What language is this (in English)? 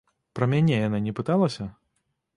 Belarusian